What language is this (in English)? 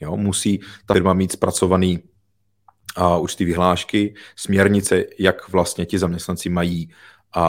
Czech